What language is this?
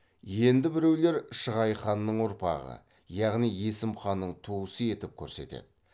Kazakh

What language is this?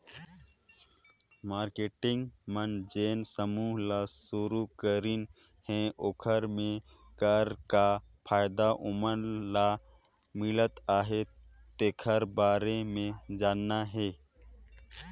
Chhattisgarhi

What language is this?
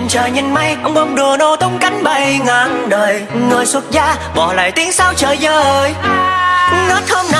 Vietnamese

